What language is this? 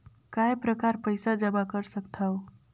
Chhattisgarhi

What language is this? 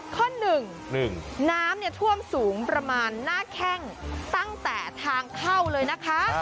Thai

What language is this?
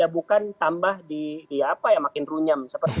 Indonesian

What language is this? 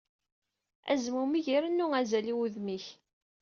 Kabyle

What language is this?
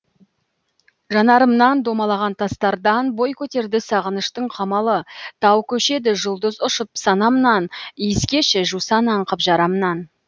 Kazakh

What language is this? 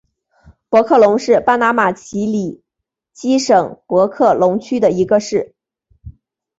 Chinese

